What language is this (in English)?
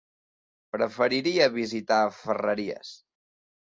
Catalan